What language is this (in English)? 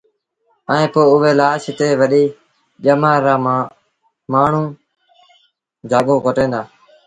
Sindhi Bhil